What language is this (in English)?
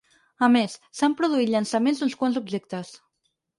Catalan